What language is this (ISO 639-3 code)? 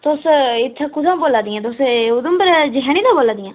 doi